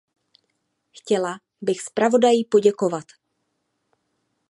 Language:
Czech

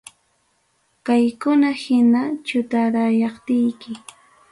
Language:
Ayacucho Quechua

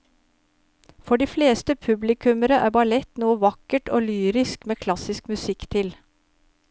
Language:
Norwegian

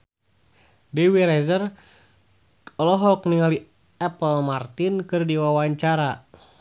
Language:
Sundanese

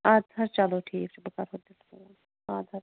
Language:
Kashmiri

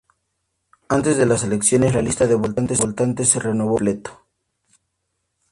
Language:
Spanish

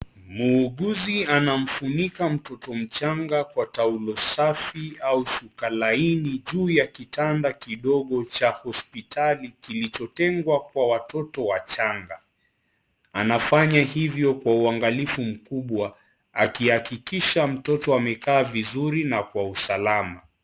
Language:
Swahili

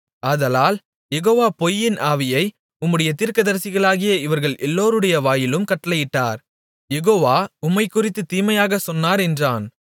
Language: Tamil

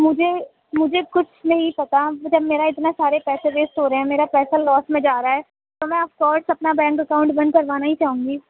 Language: Urdu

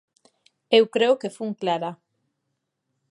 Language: Galician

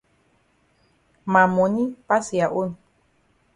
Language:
Cameroon Pidgin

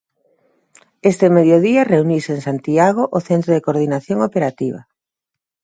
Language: Galician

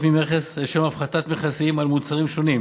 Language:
Hebrew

